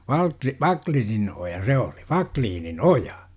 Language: Finnish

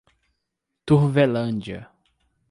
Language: Portuguese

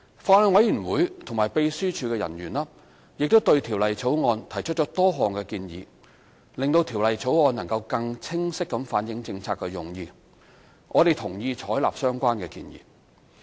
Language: Cantonese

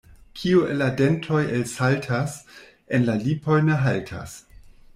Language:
Esperanto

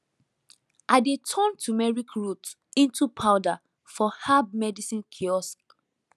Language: Nigerian Pidgin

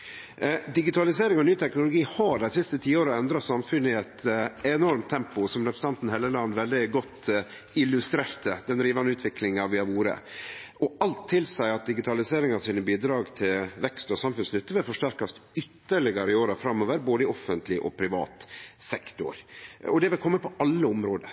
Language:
Norwegian Nynorsk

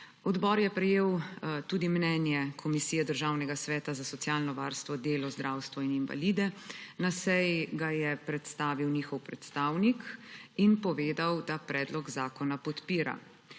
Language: Slovenian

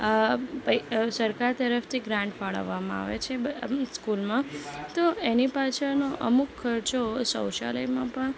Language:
Gujarati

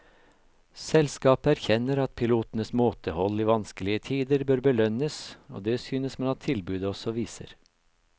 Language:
Norwegian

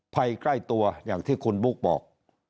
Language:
Thai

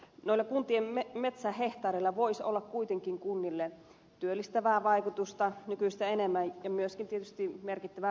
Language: Finnish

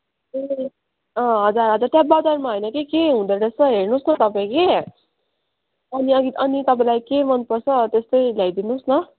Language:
Nepali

